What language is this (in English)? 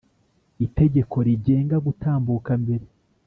Kinyarwanda